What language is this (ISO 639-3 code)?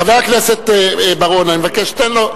heb